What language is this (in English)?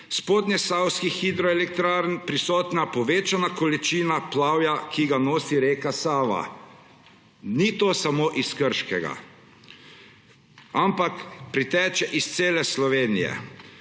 Slovenian